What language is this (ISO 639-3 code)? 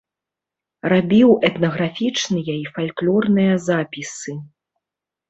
bel